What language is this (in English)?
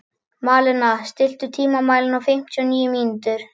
Icelandic